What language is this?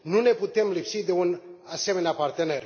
Romanian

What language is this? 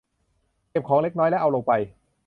Thai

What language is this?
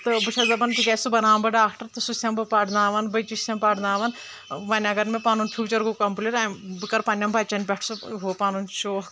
Kashmiri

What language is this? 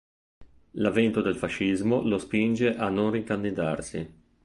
Italian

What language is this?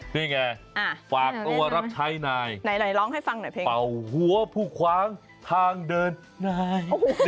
Thai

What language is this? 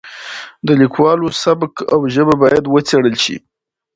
Pashto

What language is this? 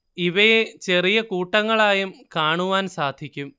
Malayalam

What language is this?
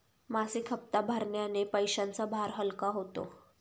Marathi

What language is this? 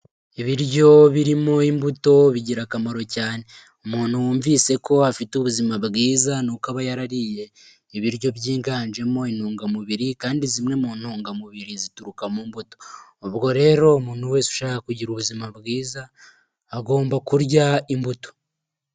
Kinyarwanda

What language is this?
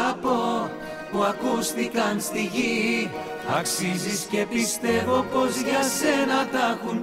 Greek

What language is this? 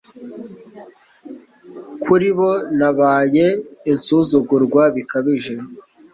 Kinyarwanda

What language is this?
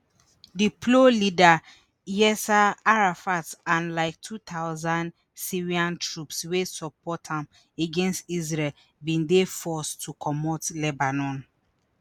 Nigerian Pidgin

